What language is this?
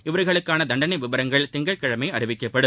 Tamil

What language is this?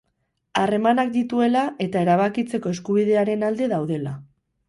Basque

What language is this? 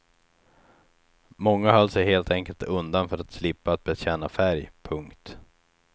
Swedish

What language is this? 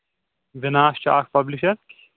Kashmiri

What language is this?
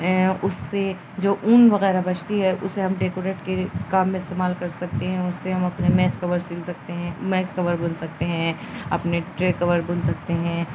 Urdu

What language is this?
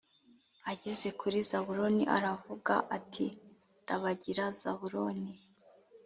Kinyarwanda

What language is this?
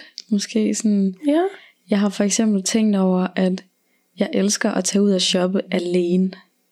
Danish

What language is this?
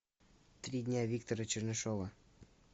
Russian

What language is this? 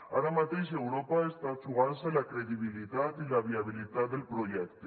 Catalan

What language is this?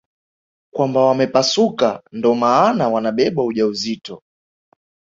Swahili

